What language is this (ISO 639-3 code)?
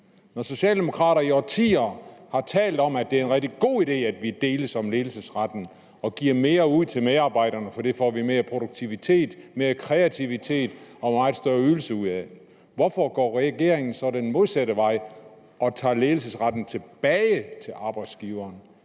dan